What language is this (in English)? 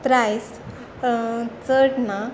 Konkani